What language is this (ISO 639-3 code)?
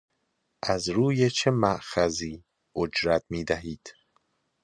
fas